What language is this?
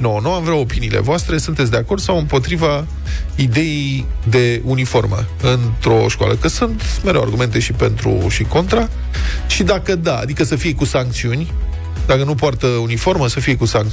Romanian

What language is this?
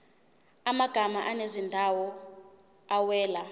Zulu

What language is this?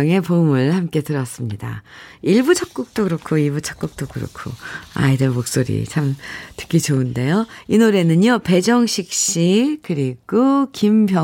Korean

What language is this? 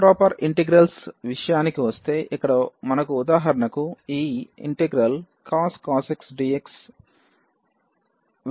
Telugu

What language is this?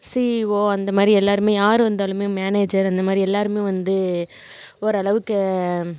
Tamil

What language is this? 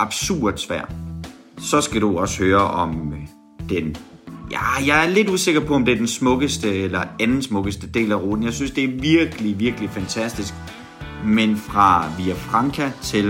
Danish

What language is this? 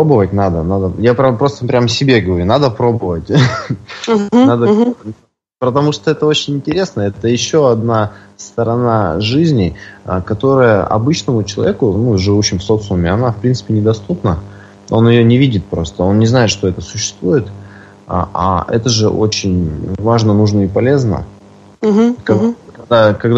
Russian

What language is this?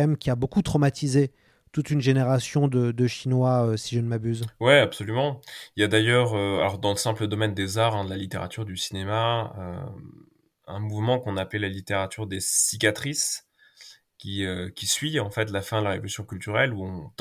French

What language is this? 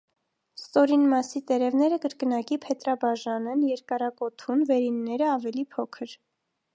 Armenian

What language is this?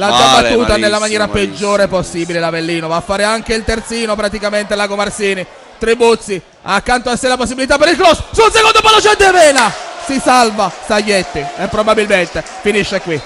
Italian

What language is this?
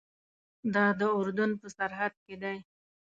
Pashto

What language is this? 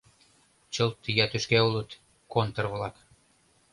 Mari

